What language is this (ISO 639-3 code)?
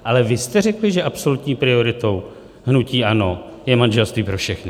ces